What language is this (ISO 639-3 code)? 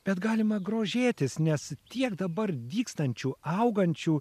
lit